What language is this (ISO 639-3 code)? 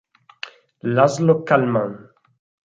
ita